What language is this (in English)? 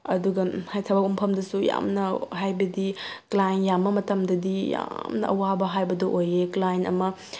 Manipuri